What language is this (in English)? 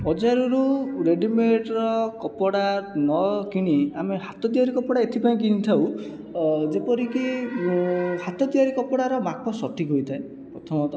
Odia